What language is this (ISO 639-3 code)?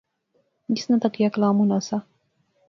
phr